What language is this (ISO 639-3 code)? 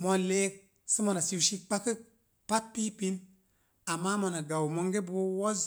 ver